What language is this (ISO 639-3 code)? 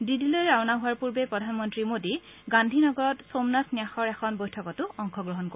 asm